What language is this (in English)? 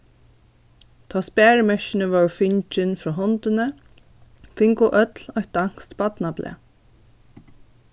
Faroese